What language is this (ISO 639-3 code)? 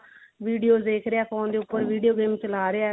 pan